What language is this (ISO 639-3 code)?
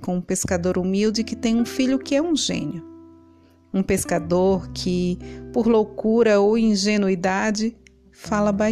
por